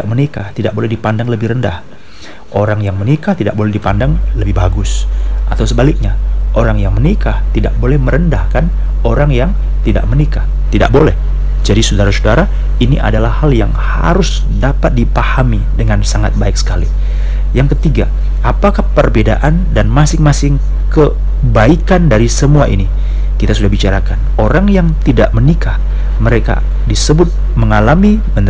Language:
Indonesian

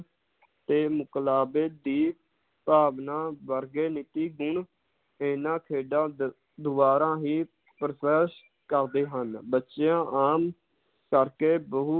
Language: Punjabi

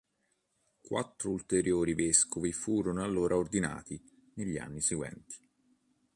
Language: Italian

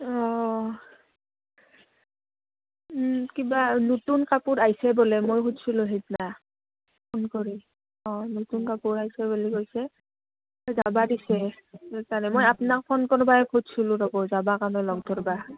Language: Assamese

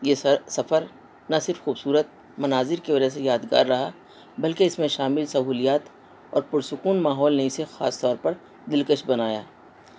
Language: Urdu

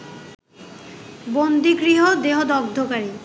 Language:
Bangla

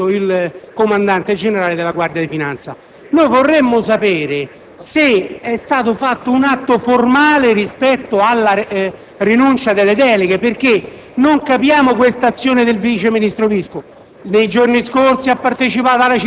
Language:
Italian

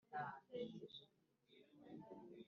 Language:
Kinyarwanda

